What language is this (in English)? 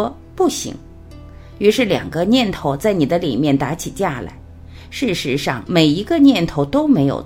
Chinese